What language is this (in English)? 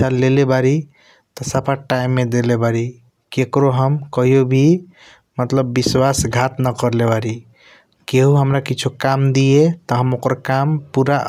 Kochila Tharu